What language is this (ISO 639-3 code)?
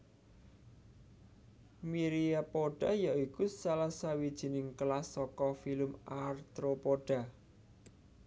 jav